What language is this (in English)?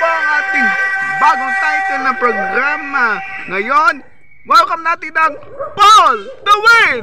Filipino